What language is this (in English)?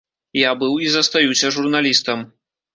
Belarusian